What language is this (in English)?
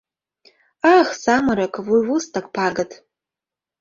Mari